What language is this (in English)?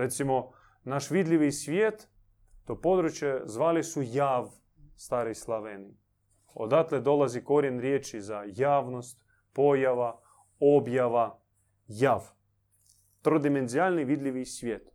Croatian